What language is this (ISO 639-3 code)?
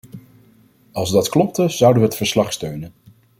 nld